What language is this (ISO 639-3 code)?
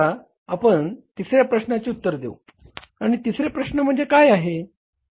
mar